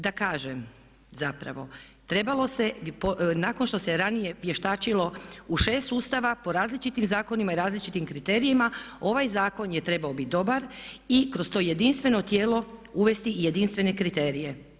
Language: Croatian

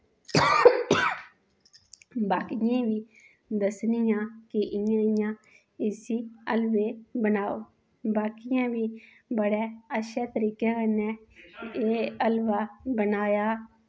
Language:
Dogri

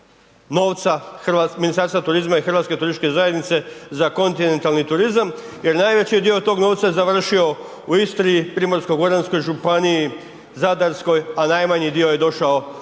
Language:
Croatian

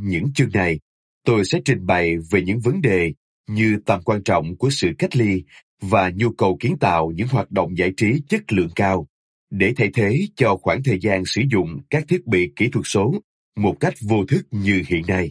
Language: Vietnamese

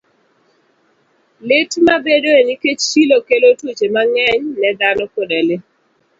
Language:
Luo (Kenya and Tanzania)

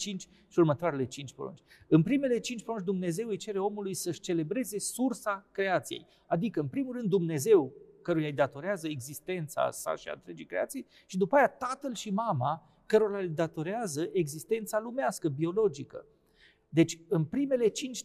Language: Romanian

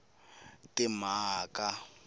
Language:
Tsonga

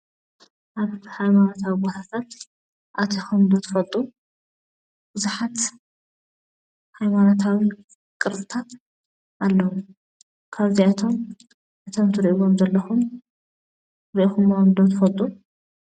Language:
Tigrinya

